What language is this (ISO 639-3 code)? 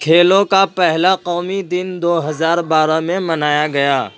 urd